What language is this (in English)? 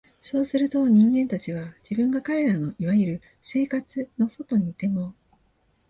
Japanese